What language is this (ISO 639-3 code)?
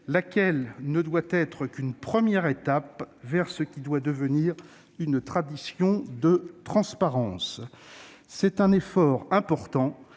fra